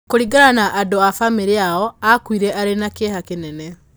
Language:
Kikuyu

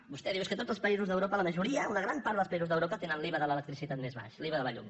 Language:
Catalan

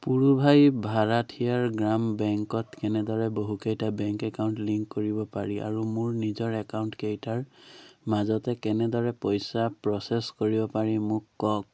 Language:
Assamese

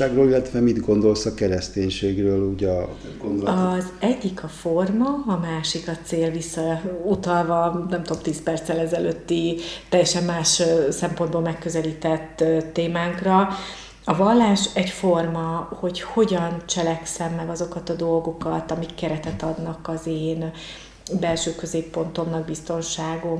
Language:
Hungarian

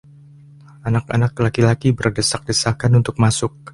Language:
Indonesian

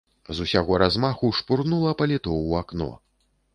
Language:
Belarusian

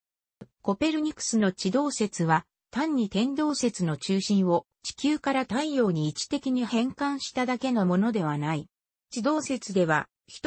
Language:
Japanese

